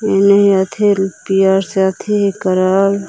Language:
Magahi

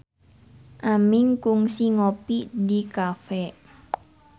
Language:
Sundanese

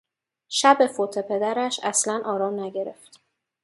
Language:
Persian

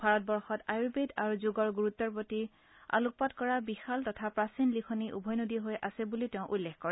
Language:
Assamese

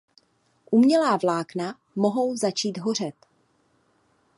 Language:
Czech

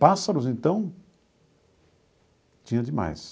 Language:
Portuguese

